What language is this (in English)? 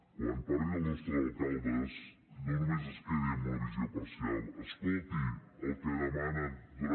Catalan